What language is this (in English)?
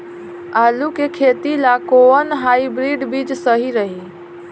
Bhojpuri